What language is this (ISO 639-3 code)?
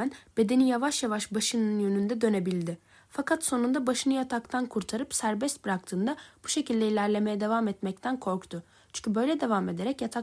tur